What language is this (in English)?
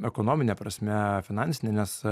Lithuanian